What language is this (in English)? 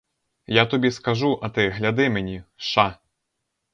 Ukrainian